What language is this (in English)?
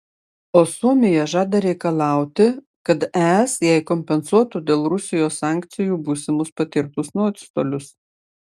Lithuanian